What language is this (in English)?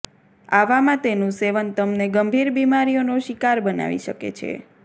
Gujarati